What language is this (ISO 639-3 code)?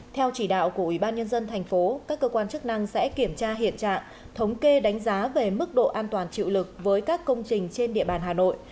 vie